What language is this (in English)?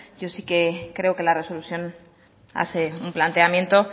Spanish